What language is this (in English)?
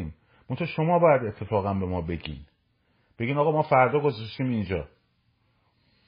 Persian